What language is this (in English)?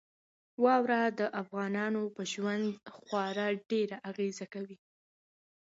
Pashto